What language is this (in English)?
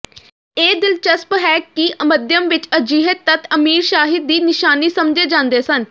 Punjabi